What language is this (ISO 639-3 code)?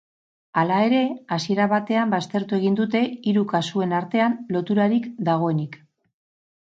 eus